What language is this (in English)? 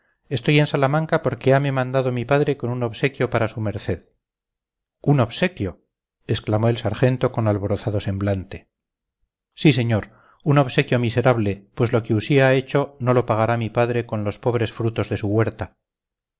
Spanish